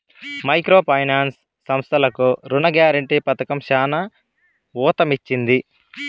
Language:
Telugu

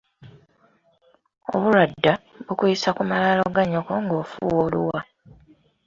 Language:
Ganda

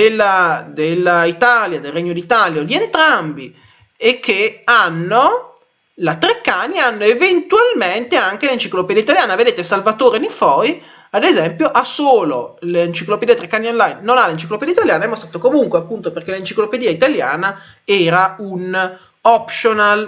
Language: Italian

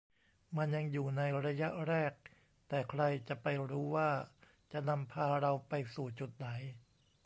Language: Thai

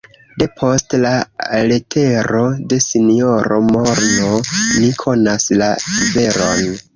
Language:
Esperanto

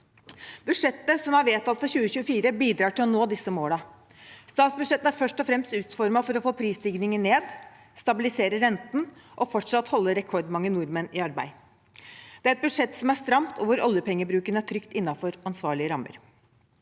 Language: Norwegian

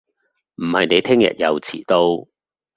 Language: Cantonese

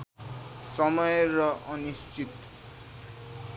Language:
Nepali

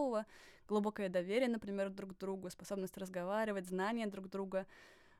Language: Russian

